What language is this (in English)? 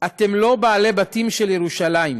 Hebrew